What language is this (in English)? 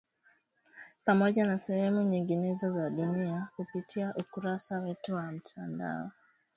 Swahili